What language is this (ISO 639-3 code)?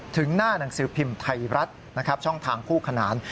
tha